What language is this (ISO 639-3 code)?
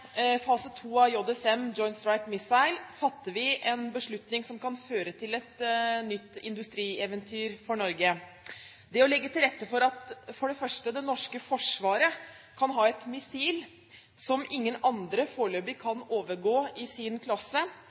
nob